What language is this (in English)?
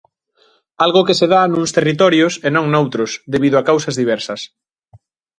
Galician